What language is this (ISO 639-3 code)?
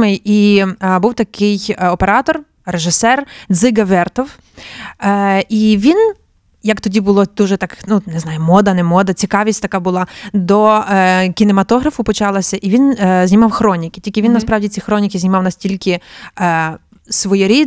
ukr